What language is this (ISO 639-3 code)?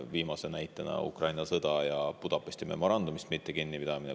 est